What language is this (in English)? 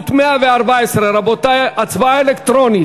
Hebrew